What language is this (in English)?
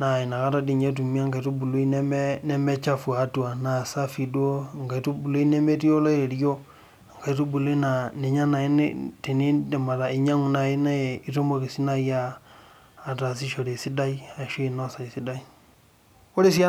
Masai